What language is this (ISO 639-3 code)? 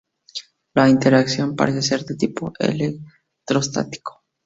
spa